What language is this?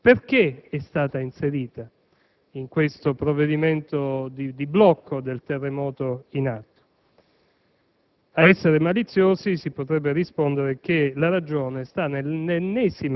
Italian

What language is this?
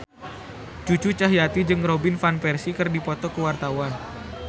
Sundanese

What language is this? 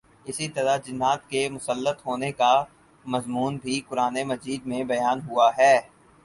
Urdu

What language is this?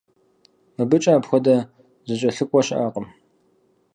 Kabardian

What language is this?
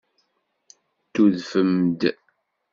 Kabyle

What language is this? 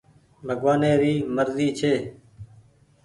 Goaria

